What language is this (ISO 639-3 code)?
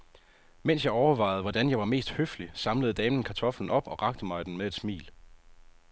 dan